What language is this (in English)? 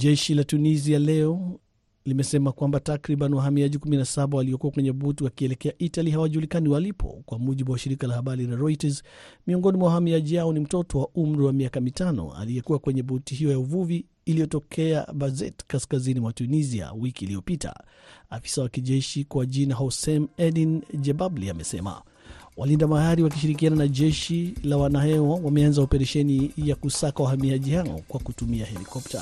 Swahili